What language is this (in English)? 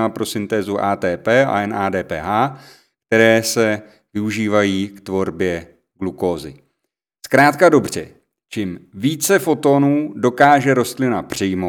Czech